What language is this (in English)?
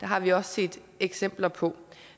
Danish